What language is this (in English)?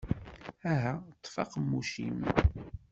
Kabyle